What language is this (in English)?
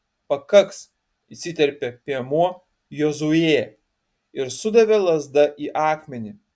Lithuanian